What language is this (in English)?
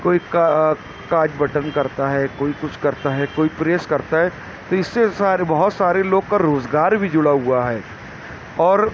Urdu